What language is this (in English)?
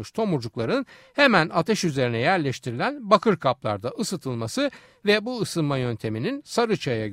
Turkish